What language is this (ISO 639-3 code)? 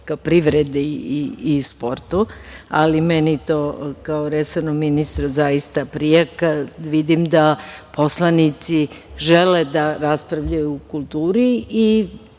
srp